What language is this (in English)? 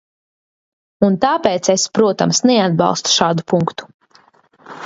Latvian